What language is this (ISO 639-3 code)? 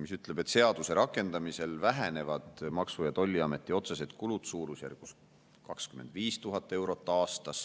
est